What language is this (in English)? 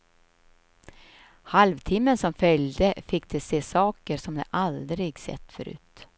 Swedish